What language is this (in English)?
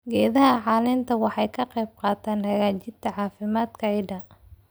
Somali